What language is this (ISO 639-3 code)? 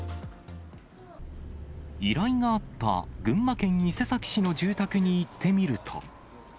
jpn